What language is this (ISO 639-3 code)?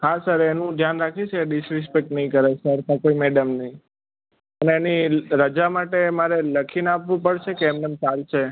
guj